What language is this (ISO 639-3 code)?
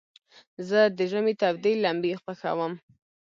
pus